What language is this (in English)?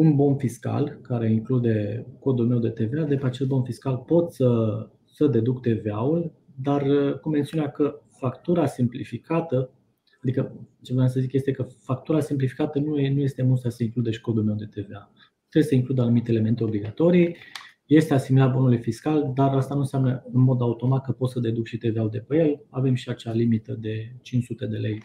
Romanian